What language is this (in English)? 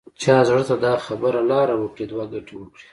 Pashto